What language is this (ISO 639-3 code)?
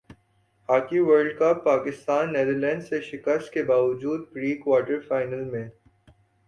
urd